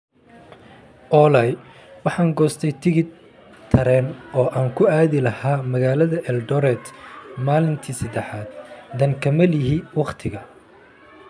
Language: Somali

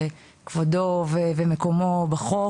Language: Hebrew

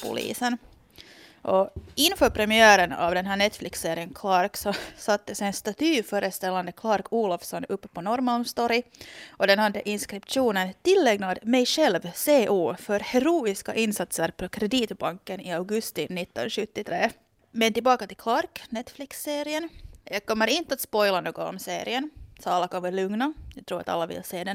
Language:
Swedish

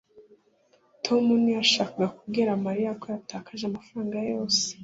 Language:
Kinyarwanda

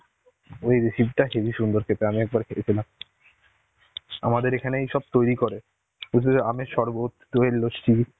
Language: Bangla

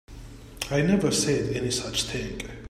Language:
English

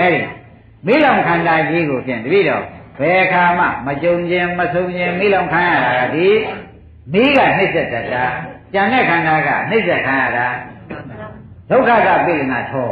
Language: Thai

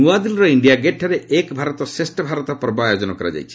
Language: Odia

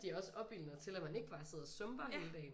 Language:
Danish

